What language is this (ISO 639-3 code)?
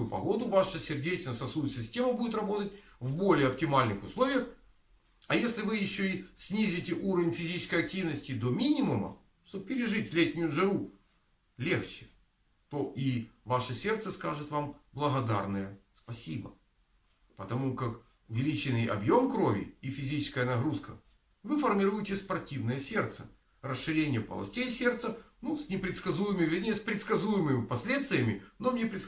rus